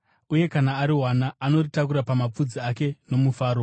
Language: Shona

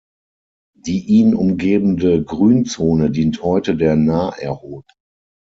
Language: German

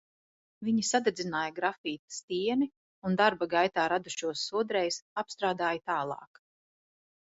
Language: Latvian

